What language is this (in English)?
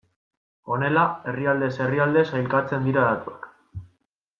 Basque